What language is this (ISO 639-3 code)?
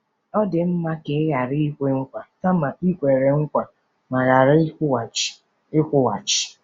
ibo